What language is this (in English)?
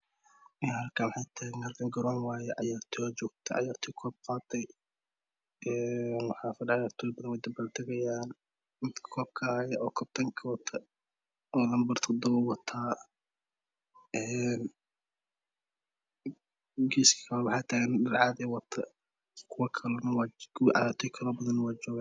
Somali